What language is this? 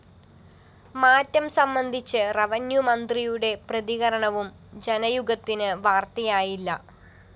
Malayalam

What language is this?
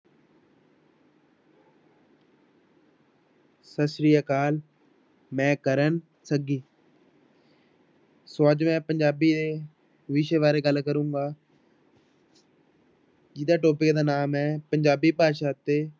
Punjabi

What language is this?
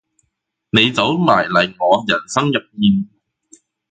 Cantonese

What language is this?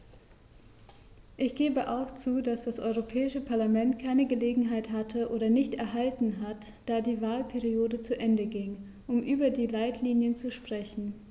German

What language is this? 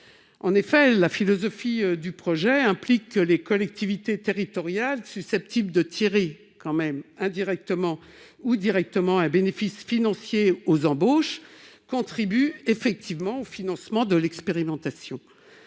French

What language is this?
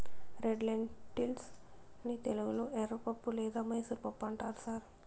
Telugu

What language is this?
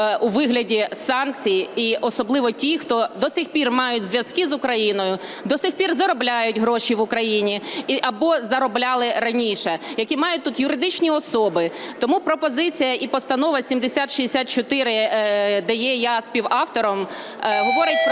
Ukrainian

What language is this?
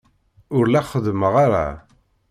Kabyle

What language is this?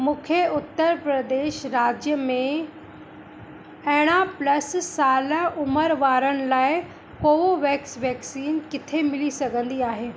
Sindhi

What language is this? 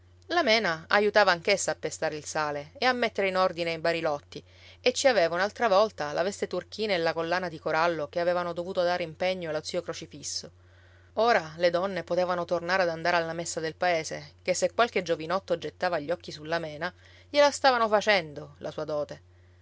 Italian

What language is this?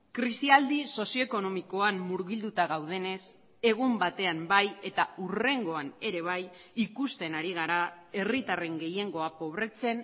Basque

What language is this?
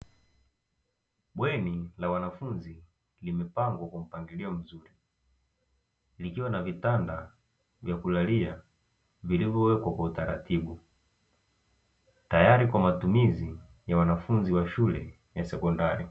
Swahili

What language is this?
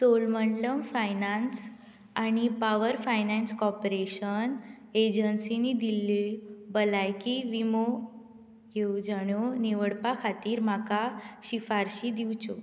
Konkani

